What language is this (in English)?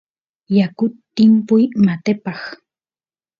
Santiago del Estero Quichua